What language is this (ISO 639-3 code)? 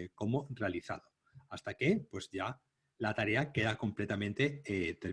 spa